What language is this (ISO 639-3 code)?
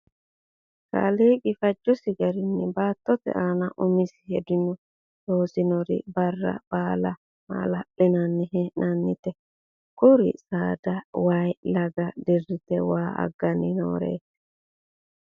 sid